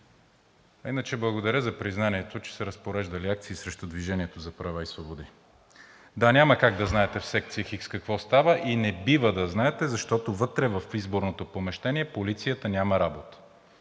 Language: Bulgarian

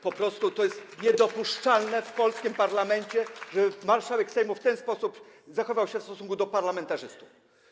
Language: Polish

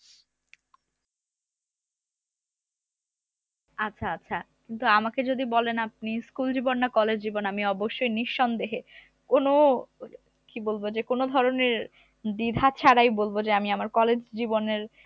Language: Bangla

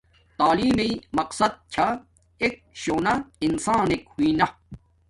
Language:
Domaaki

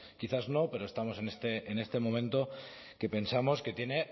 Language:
Spanish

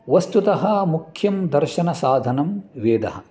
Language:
Sanskrit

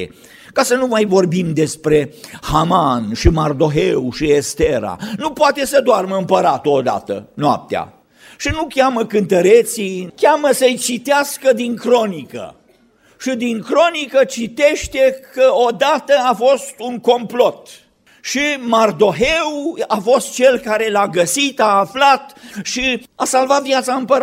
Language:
Romanian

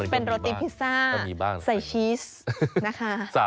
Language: Thai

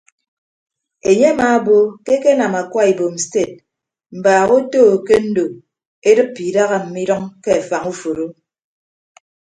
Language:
Ibibio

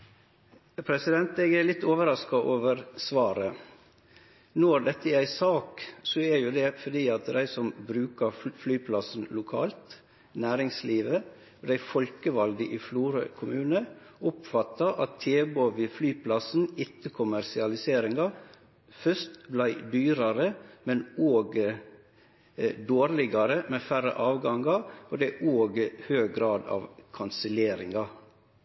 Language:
Norwegian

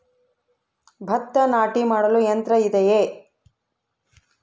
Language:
Kannada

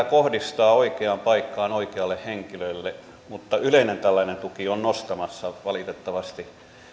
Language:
Finnish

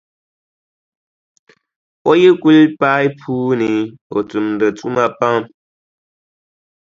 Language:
Dagbani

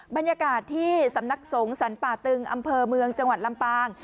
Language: Thai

